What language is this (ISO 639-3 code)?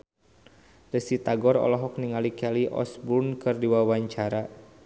sun